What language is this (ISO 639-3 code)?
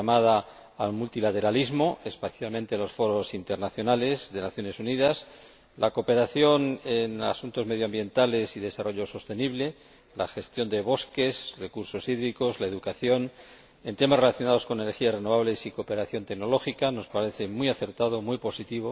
spa